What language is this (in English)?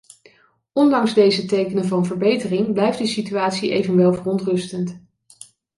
Dutch